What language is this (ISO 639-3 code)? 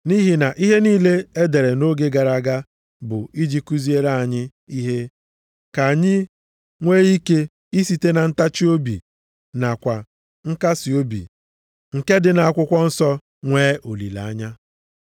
ibo